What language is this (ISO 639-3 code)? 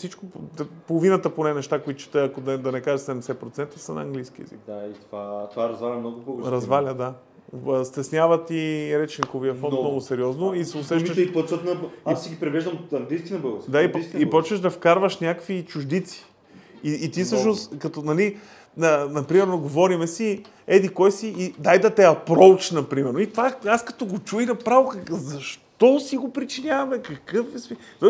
bul